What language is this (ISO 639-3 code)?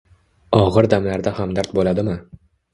uzb